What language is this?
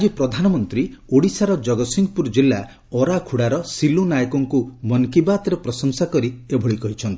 Odia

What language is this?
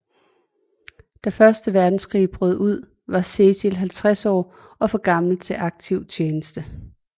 Danish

